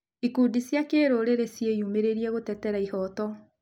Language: Kikuyu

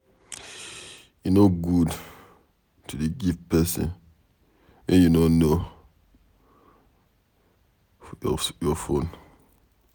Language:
Nigerian Pidgin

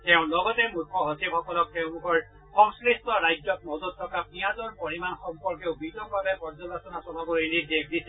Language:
Assamese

